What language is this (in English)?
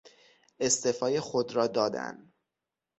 Persian